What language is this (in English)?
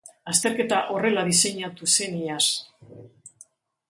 Basque